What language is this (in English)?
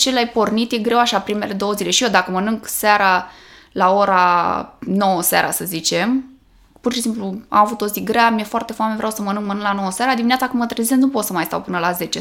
Romanian